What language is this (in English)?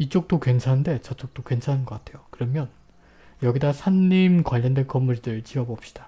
Korean